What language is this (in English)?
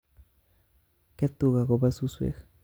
Kalenjin